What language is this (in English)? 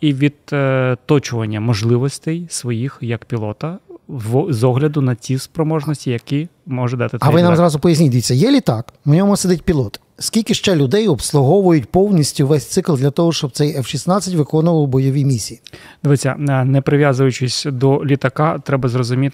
Ukrainian